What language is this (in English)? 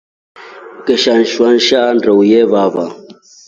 Rombo